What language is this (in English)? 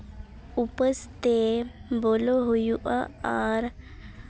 Santali